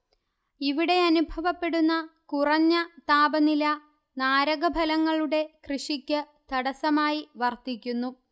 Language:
Malayalam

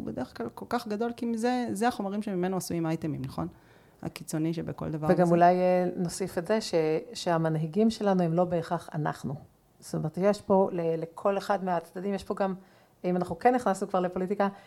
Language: Hebrew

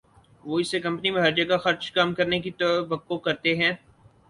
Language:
Urdu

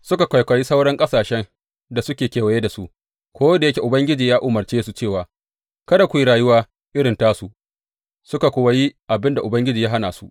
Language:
Hausa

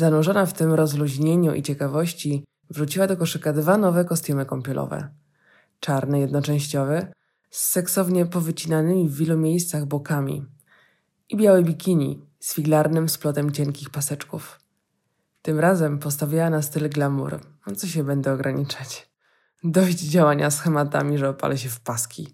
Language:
Polish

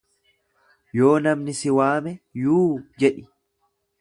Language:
Oromo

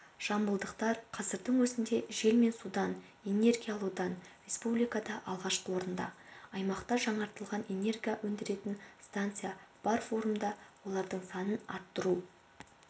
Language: Kazakh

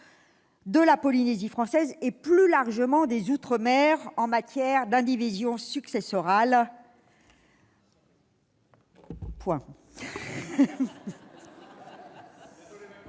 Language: French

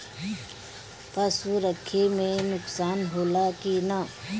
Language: Bhojpuri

